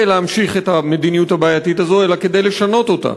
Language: Hebrew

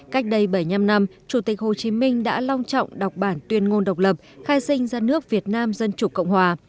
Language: Vietnamese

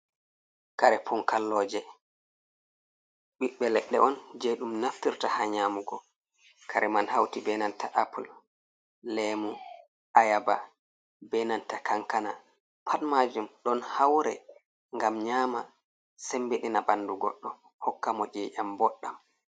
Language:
Fula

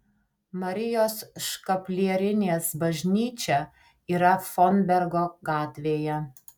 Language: Lithuanian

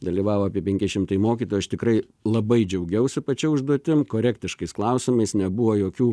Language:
Lithuanian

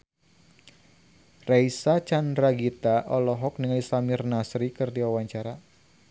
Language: Sundanese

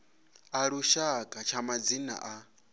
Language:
Venda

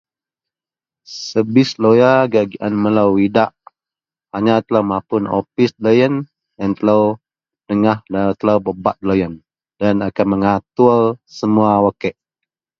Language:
Central Melanau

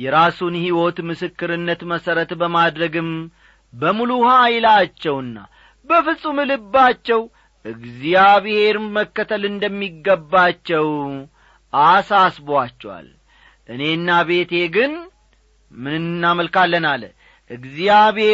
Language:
Amharic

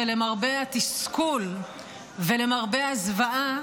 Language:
Hebrew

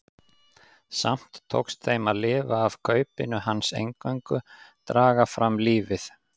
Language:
Icelandic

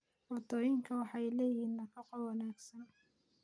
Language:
Somali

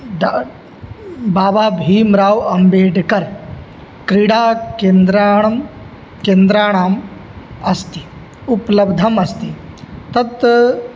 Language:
Sanskrit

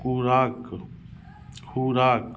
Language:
Maithili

